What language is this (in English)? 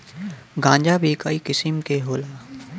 Bhojpuri